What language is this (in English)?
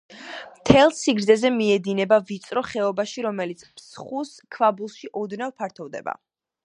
Georgian